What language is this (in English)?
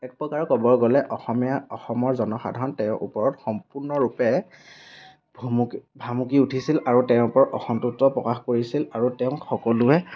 Assamese